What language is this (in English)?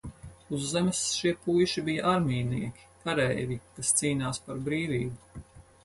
Latvian